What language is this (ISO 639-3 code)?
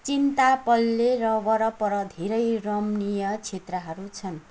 nep